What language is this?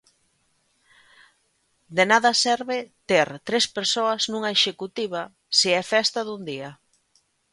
Galician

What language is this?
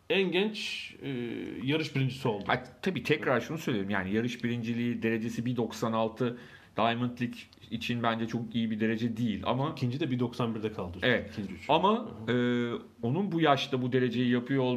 Turkish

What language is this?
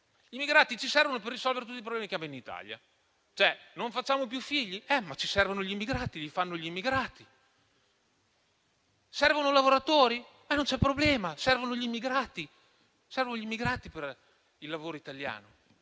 Italian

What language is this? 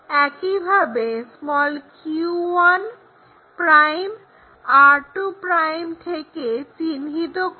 Bangla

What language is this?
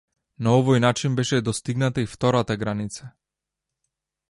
Macedonian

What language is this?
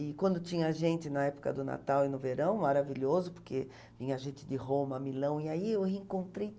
Portuguese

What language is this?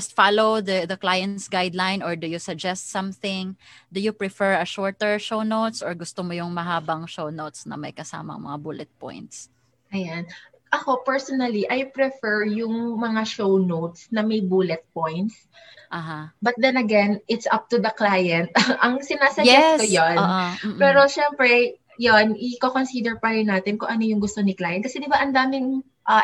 Filipino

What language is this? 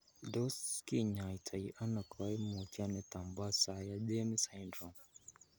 Kalenjin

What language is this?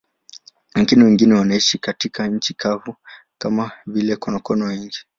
Swahili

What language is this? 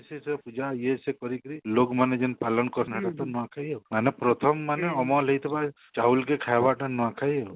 Odia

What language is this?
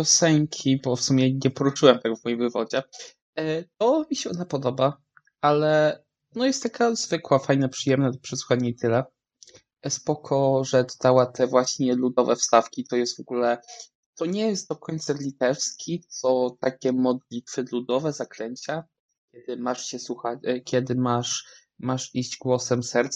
Polish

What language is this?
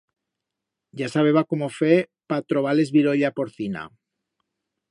Aragonese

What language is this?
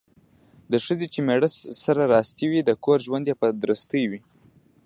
Pashto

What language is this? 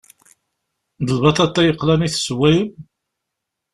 Kabyle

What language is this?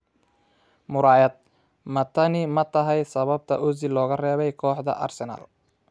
Somali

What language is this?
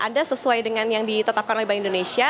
Indonesian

